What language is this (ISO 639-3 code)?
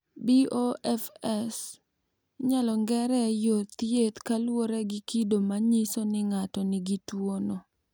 luo